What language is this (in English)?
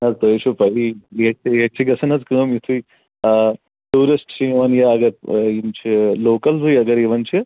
Kashmiri